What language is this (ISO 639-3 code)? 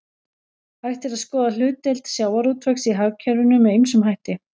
isl